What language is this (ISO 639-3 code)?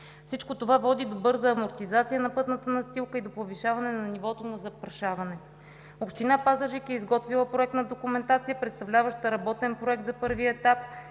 bul